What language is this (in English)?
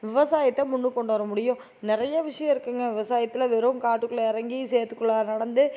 Tamil